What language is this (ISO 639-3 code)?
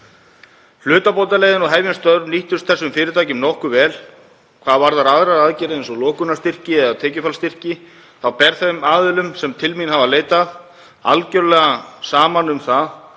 isl